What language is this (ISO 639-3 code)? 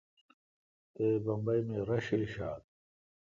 xka